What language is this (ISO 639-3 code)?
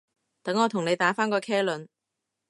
yue